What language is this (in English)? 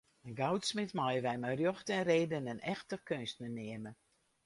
Western Frisian